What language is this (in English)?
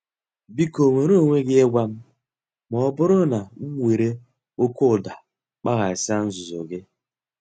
Igbo